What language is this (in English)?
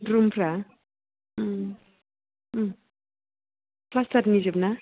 Bodo